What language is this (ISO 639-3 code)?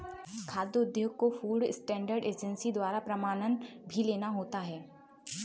hin